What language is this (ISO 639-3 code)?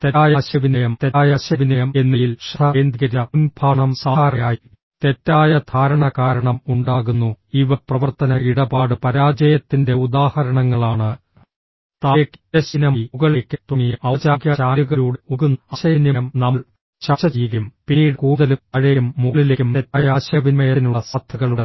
mal